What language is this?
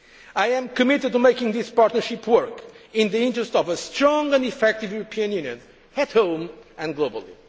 English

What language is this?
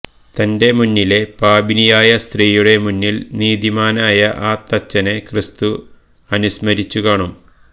Malayalam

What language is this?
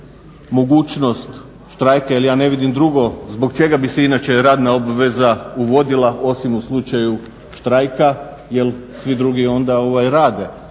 Croatian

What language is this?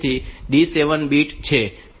Gujarati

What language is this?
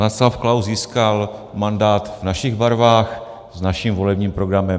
Czech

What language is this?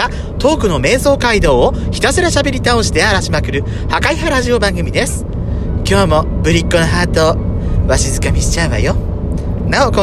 Japanese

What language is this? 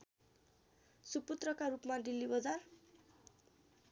Nepali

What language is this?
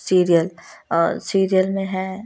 Hindi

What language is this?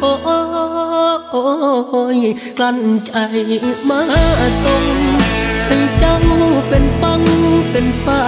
Thai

